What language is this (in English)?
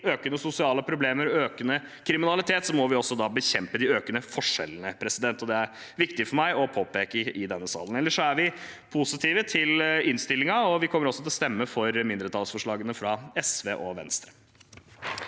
Norwegian